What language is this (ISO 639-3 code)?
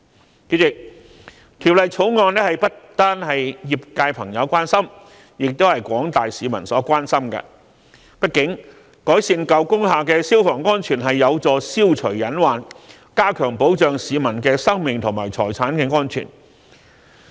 yue